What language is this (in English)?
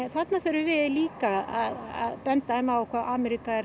Icelandic